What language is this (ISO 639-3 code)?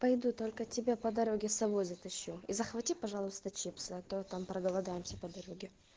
rus